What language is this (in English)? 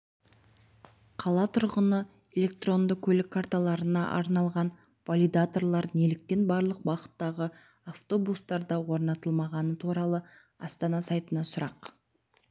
Kazakh